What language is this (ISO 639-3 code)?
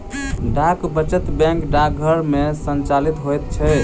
mai